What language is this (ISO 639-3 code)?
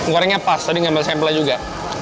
ind